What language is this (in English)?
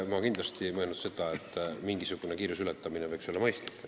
Estonian